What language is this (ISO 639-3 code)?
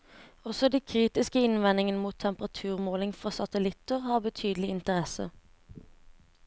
nor